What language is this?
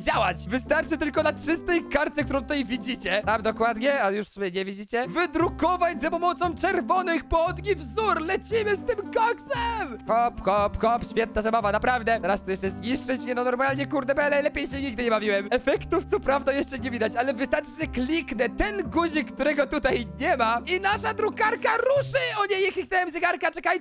Polish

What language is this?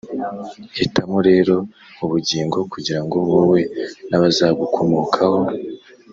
Kinyarwanda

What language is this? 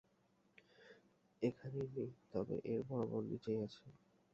Bangla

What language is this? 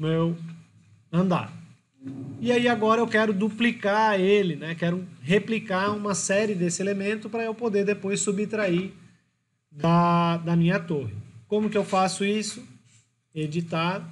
Portuguese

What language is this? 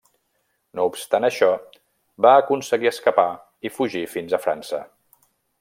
Catalan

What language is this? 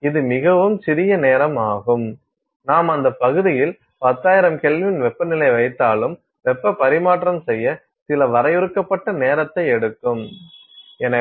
Tamil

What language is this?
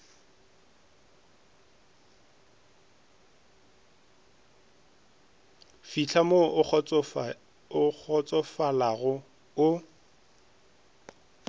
Northern Sotho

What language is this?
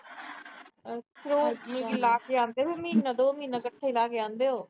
Punjabi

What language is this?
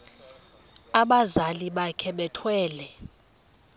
Xhosa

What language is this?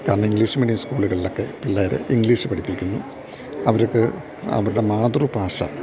Malayalam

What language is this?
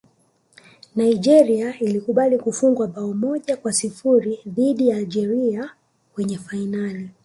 Swahili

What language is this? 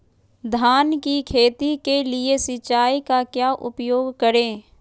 Magahi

